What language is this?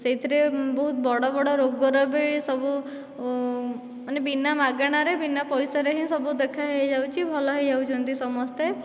Odia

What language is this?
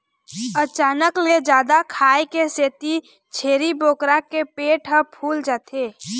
Chhattisgarhi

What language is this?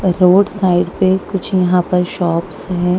Hindi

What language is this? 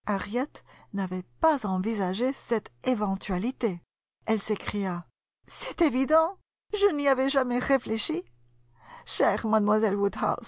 French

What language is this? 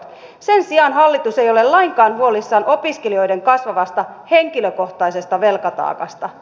Finnish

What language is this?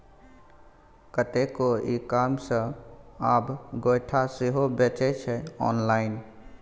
Maithili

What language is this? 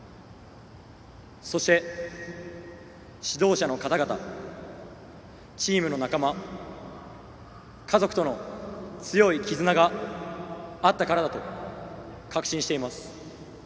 Japanese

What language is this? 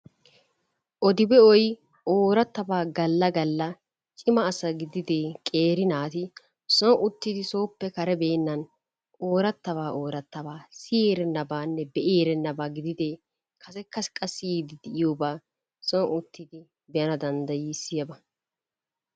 Wolaytta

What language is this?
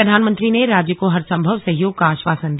Hindi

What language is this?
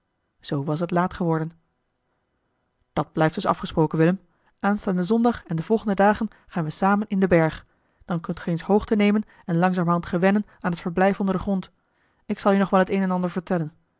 Dutch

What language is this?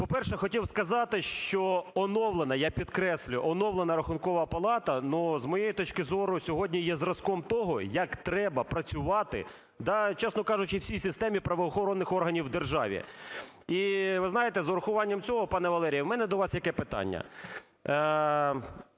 Ukrainian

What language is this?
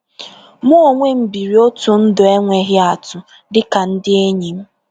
Igbo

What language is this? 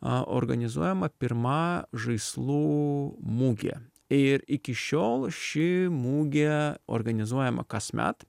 Lithuanian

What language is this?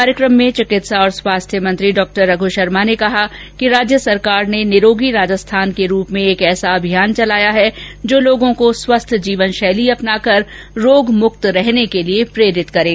Hindi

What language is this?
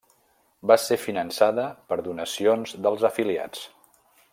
Catalan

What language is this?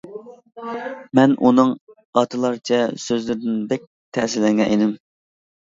Uyghur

